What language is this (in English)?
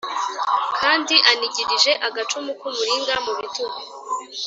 Kinyarwanda